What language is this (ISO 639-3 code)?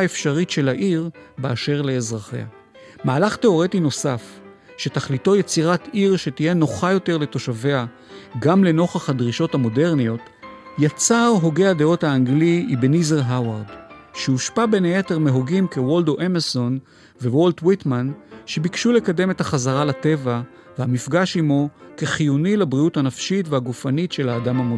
heb